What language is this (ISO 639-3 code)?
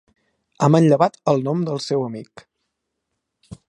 cat